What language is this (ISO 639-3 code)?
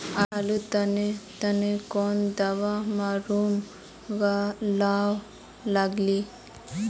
mag